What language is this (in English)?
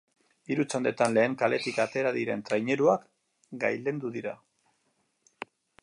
Basque